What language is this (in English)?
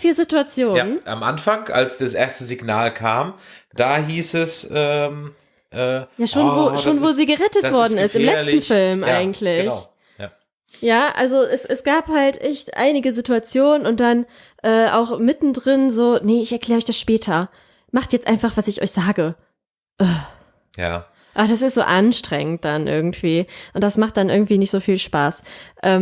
German